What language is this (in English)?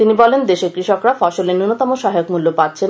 Bangla